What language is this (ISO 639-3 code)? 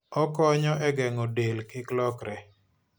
luo